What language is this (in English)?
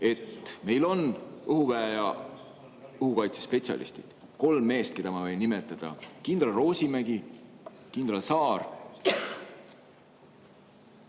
Estonian